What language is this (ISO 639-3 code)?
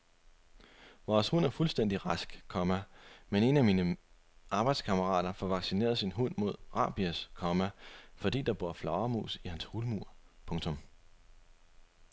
dan